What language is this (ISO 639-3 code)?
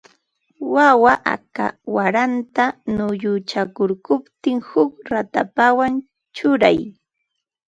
qva